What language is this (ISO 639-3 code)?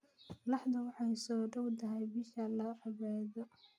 som